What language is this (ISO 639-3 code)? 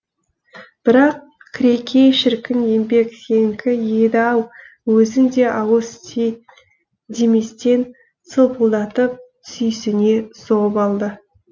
kaz